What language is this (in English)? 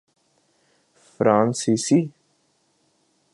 Urdu